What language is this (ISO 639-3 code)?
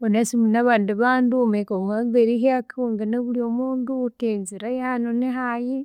koo